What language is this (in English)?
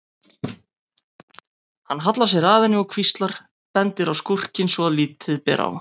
Icelandic